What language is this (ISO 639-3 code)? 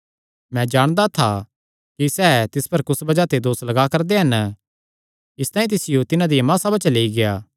xnr